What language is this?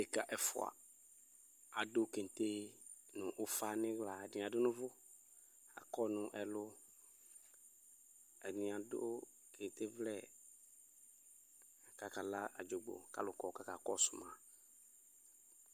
Ikposo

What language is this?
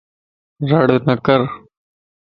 Lasi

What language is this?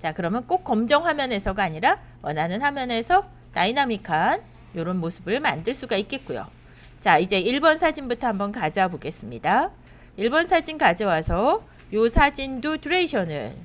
Korean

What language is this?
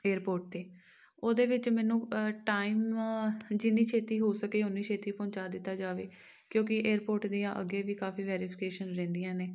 Punjabi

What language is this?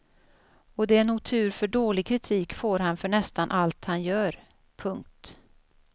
Swedish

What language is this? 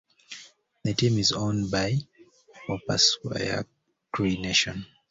English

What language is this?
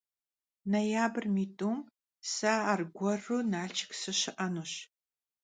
Kabardian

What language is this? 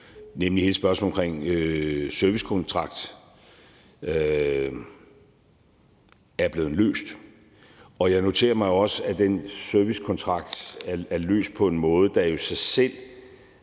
Danish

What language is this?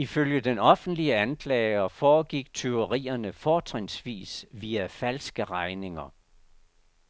Danish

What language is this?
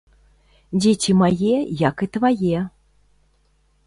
Belarusian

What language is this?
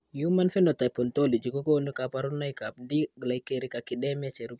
Kalenjin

